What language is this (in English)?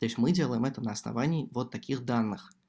Russian